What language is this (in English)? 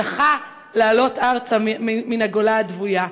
Hebrew